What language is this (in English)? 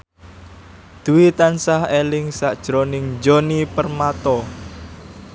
Javanese